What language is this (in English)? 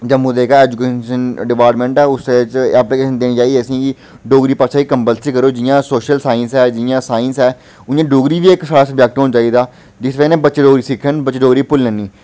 Dogri